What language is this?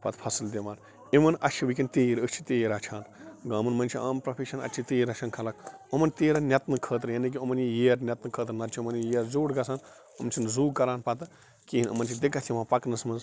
Kashmiri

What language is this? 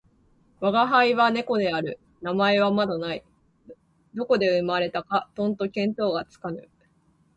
Japanese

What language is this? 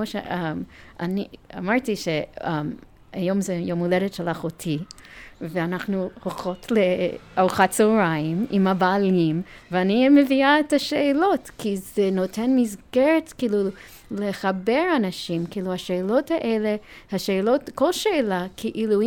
Hebrew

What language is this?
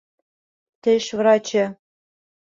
Bashkir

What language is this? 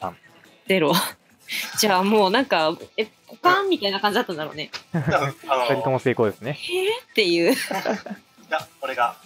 Japanese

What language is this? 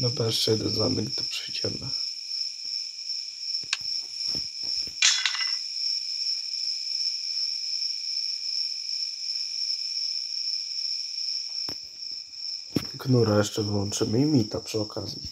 Polish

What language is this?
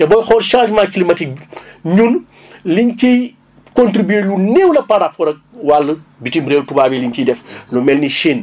Wolof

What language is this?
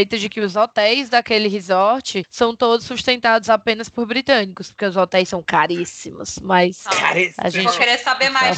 Portuguese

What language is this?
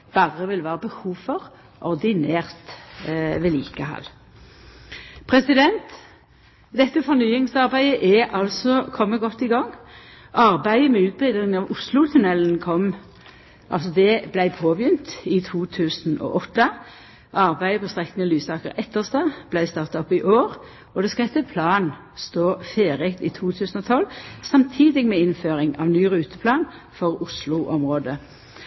Norwegian Nynorsk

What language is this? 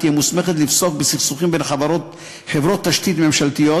Hebrew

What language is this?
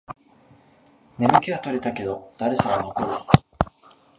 Japanese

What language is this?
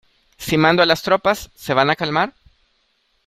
Spanish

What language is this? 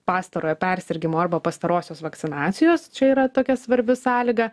Lithuanian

